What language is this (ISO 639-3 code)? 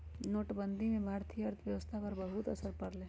mag